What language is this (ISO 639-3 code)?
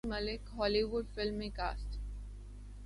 urd